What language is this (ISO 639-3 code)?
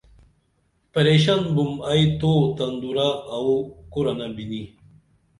dml